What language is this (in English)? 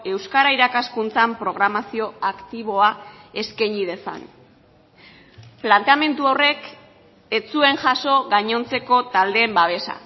Basque